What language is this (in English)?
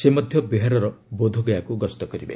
Odia